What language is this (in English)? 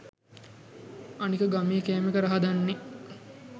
Sinhala